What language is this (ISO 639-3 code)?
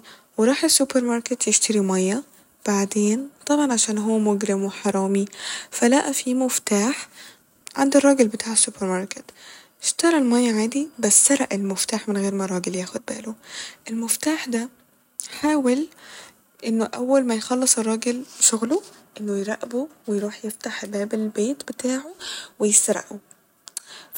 arz